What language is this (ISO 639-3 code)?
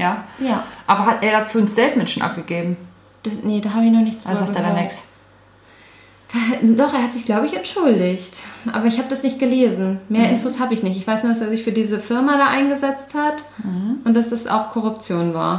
deu